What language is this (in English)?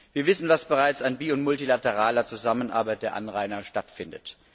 German